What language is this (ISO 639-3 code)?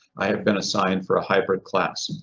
eng